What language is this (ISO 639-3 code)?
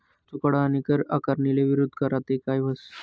mar